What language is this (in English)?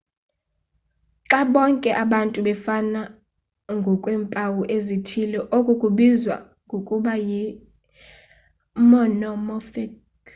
Xhosa